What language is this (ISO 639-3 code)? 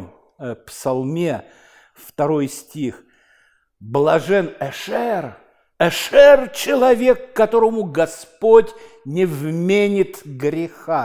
rus